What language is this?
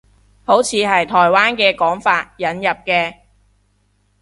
Cantonese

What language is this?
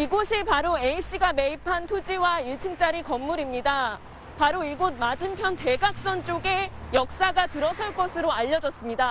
Korean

